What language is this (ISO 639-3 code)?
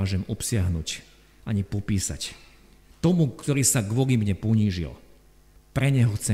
slk